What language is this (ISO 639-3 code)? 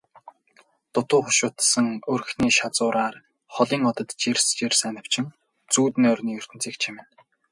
mon